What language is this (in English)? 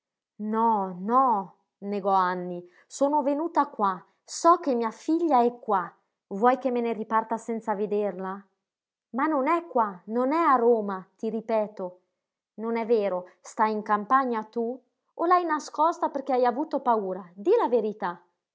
Italian